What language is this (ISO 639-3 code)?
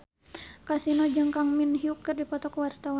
sun